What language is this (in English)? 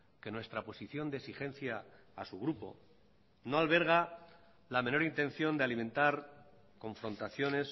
Spanish